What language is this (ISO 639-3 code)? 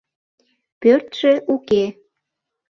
chm